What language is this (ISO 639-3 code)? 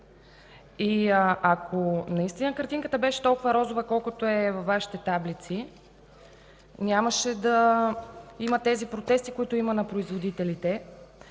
bul